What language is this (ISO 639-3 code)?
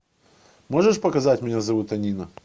rus